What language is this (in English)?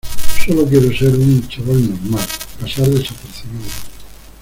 Spanish